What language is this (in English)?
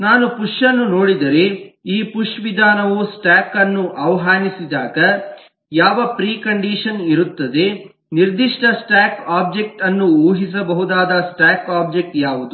Kannada